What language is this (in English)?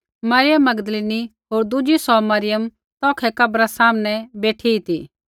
Kullu Pahari